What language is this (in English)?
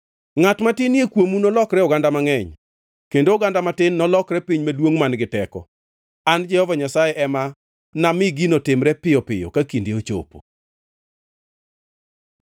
Luo (Kenya and Tanzania)